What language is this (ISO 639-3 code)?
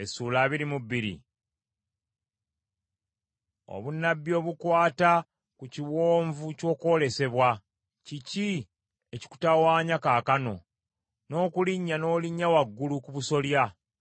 lug